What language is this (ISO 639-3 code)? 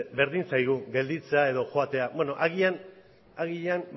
eus